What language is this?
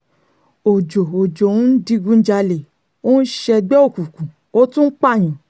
Yoruba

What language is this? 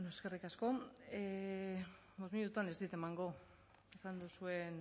Basque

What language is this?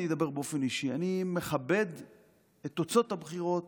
Hebrew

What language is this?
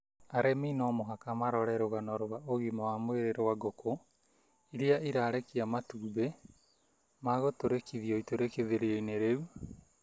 Kikuyu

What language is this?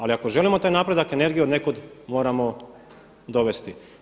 Croatian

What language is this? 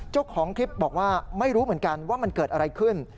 Thai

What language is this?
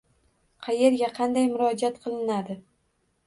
Uzbek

